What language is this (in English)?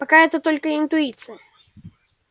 Russian